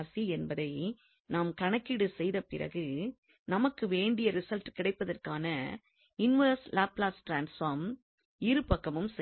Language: Tamil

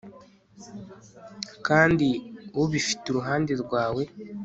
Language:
Kinyarwanda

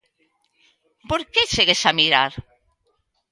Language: Galician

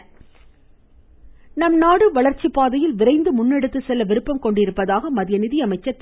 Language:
Tamil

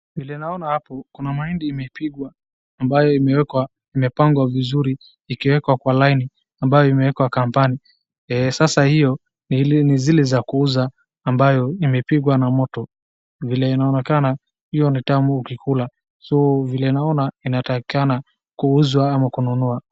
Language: Swahili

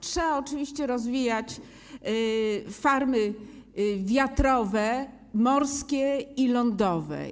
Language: Polish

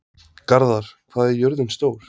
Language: Icelandic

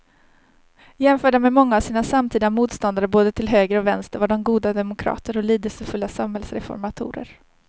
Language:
Swedish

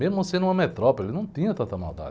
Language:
Portuguese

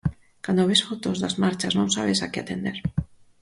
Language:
Galician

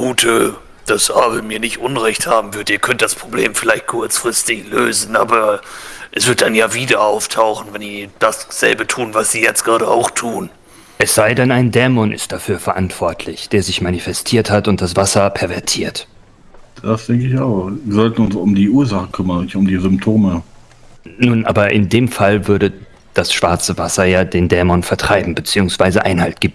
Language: German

